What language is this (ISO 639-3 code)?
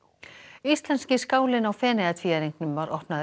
isl